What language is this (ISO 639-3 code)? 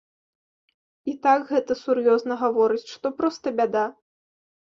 bel